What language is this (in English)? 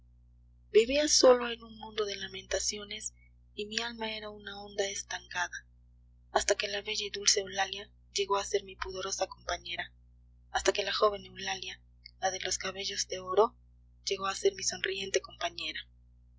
Spanish